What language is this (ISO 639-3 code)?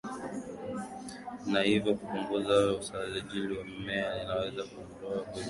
swa